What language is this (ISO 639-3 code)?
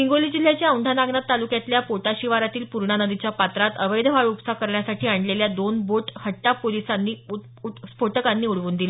mar